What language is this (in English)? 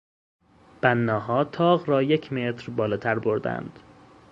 Persian